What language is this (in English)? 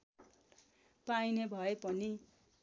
Nepali